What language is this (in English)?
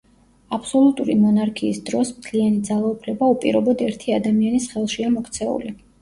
Georgian